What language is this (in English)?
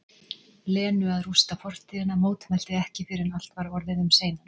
Icelandic